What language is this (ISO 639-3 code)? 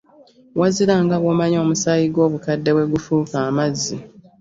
lug